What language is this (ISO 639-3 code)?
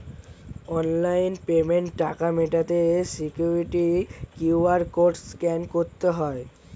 ben